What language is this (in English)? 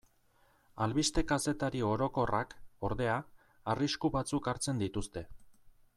Basque